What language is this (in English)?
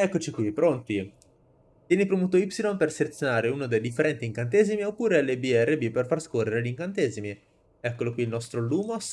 Italian